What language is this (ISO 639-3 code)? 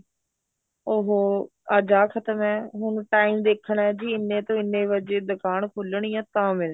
pan